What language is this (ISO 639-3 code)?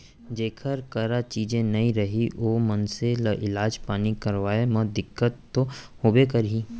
hne